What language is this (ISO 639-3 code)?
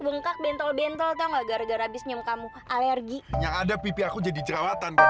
ind